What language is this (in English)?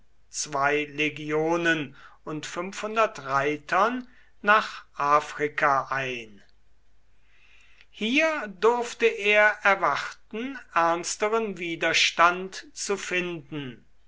German